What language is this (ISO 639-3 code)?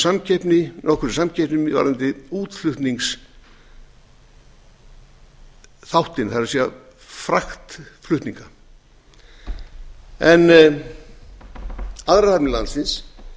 isl